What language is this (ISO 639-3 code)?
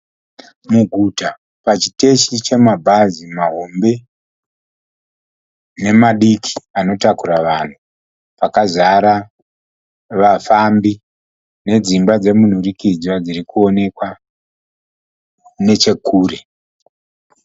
sna